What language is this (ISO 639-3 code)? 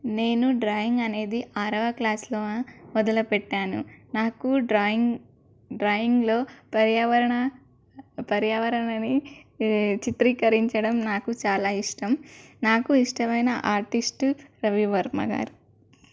tel